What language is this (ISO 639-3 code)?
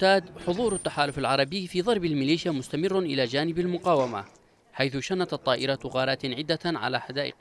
ara